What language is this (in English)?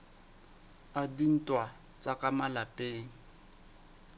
Southern Sotho